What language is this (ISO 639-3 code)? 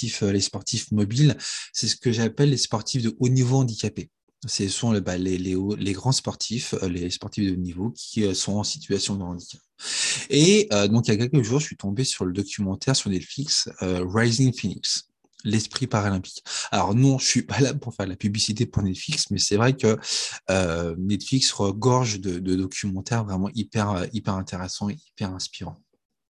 fra